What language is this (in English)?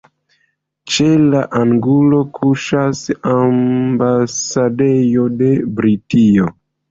Esperanto